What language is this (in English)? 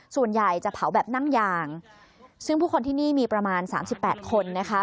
Thai